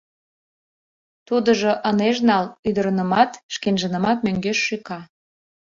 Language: Mari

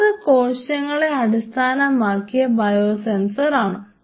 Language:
Malayalam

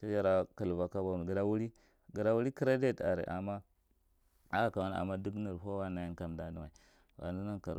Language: Marghi Central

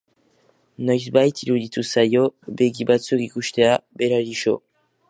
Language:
Basque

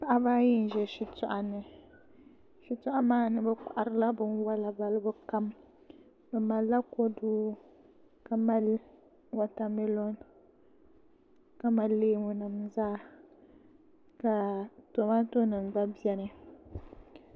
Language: Dagbani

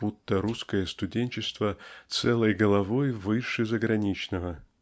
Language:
Russian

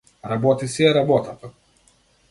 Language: Macedonian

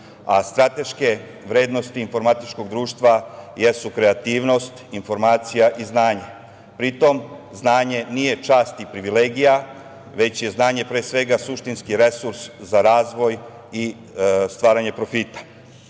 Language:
Serbian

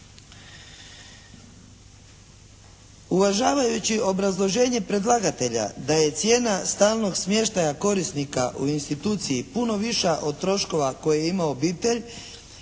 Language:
Croatian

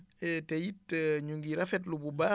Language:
Wolof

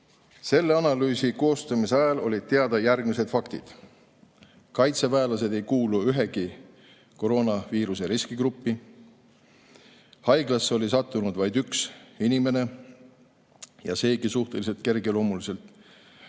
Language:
Estonian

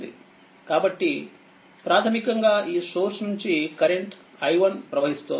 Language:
Telugu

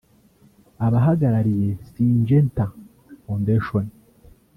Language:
Kinyarwanda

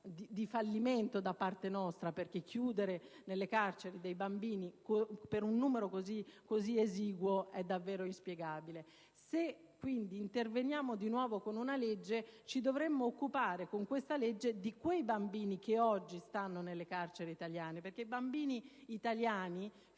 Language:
Italian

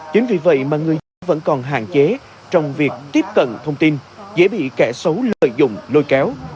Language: Vietnamese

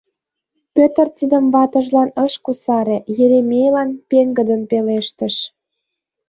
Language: Mari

